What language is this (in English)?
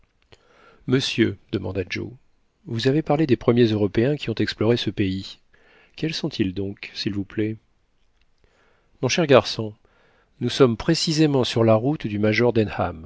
French